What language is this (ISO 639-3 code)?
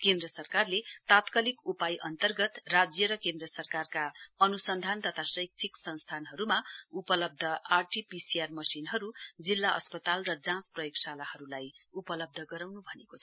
nep